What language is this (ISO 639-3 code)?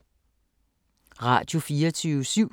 dan